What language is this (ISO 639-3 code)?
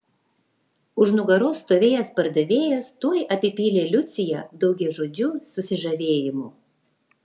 lit